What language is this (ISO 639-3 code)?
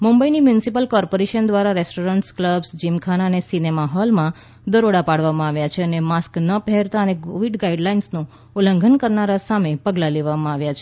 guj